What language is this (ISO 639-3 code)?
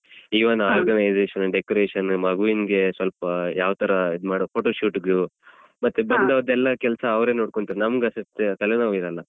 kan